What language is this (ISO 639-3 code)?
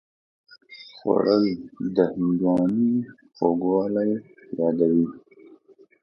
pus